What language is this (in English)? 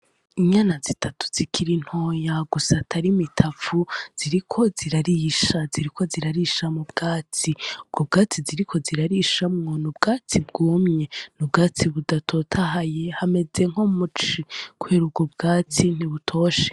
Rundi